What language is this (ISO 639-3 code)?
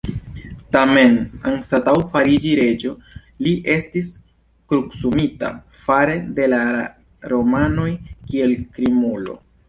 epo